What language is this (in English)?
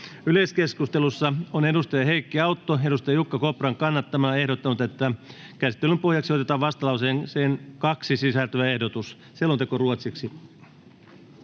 Finnish